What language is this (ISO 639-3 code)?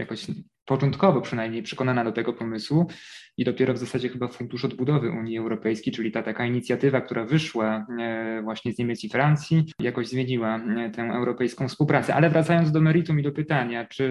pol